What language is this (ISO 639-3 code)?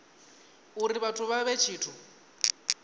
ven